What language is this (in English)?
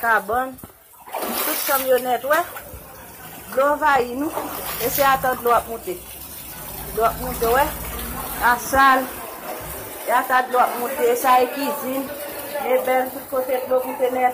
Romanian